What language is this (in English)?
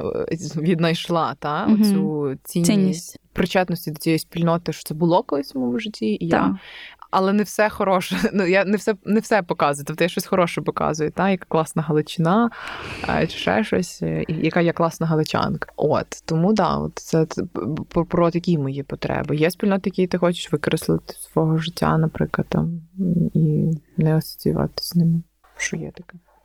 Ukrainian